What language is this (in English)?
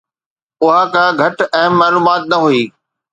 Sindhi